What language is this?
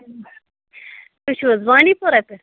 Kashmiri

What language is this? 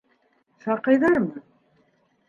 Bashkir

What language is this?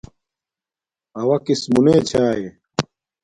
Domaaki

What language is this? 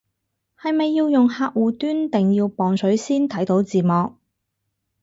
Cantonese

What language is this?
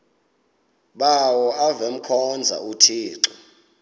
Xhosa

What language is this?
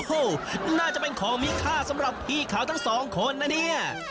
Thai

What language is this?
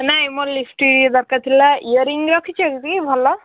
Odia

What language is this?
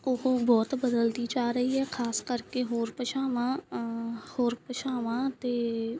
Punjabi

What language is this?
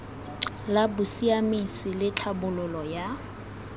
Tswana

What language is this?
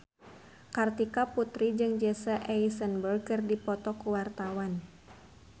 Sundanese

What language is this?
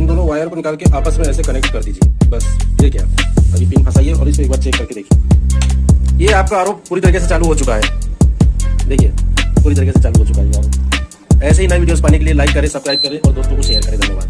Hindi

